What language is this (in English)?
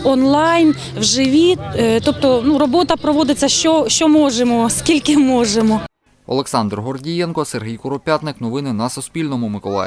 Ukrainian